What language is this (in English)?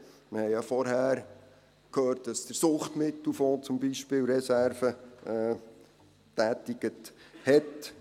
Swiss German